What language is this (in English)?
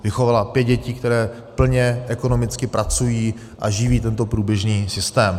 Czech